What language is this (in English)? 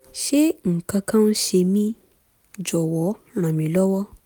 Yoruba